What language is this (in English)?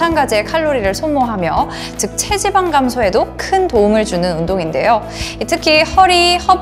Korean